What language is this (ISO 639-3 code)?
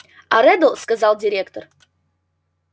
rus